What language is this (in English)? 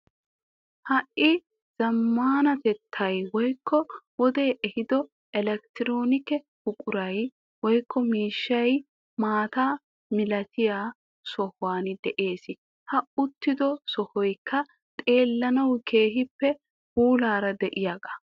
Wolaytta